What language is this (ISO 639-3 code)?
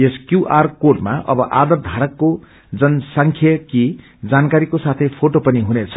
nep